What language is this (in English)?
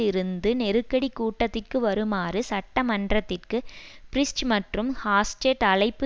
Tamil